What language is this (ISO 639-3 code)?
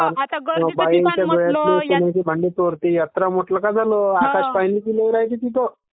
mar